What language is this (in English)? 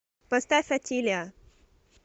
Russian